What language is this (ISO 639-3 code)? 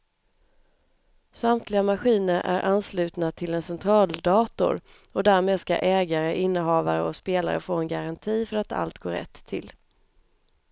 swe